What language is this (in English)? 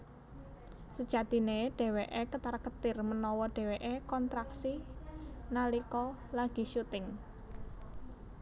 Javanese